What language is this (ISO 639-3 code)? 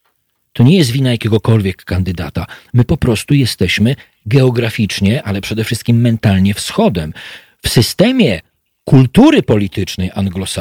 pol